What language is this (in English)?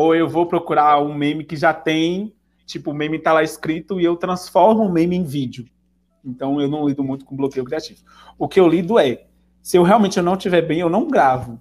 Portuguese